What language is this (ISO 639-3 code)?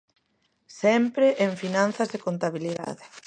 glg